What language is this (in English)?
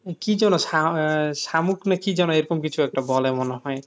Bangla